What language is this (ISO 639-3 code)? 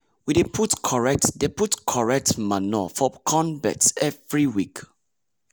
pcm